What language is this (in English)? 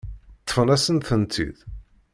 Kabyle